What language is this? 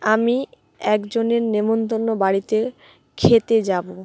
Bangla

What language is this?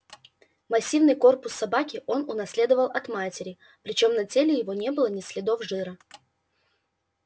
Russian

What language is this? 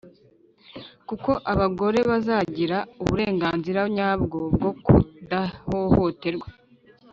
Kinyarwanda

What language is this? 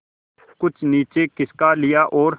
Hindi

